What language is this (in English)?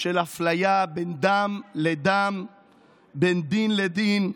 Hebrew